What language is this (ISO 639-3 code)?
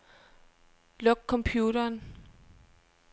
dan